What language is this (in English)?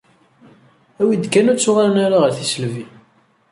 Kabyle